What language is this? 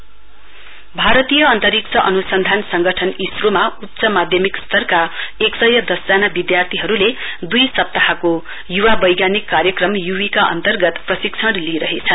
Nepali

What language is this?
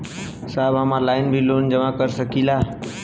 Bhojpuri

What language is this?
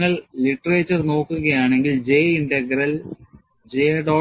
Malayalam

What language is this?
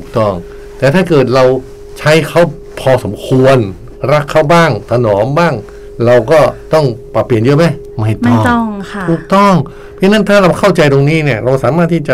Thai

